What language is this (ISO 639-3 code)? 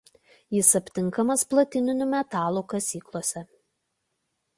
lit